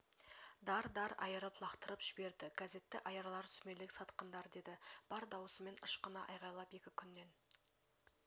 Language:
Kazakh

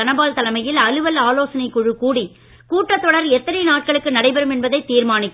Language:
Tamil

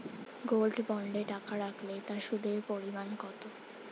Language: Bangla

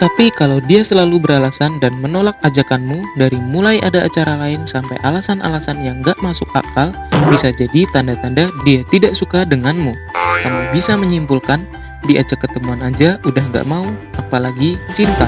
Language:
Indonesian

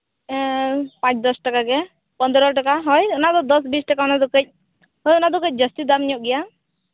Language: Santali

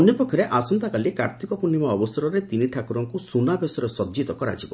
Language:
Odia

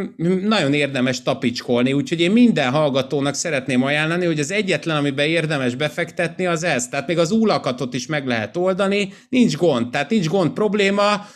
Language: Hungarian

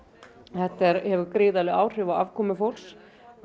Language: Icelandic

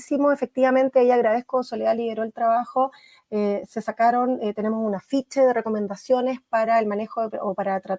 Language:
Spanish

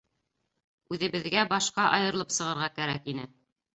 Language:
Bashkir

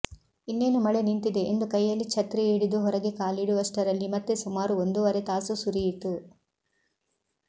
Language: Kannada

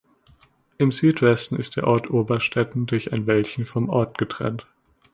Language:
German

